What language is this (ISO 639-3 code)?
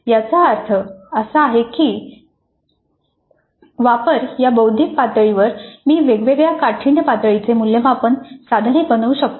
mar